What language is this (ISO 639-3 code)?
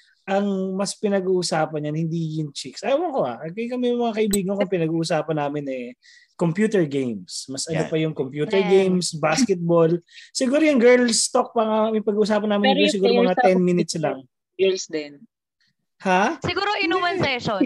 fil